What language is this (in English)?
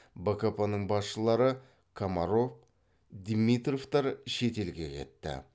Kazakh